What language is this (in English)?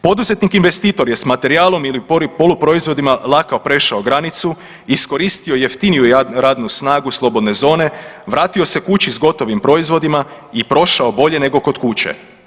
Croatian